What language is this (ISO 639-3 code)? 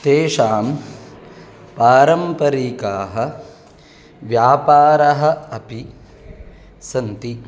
san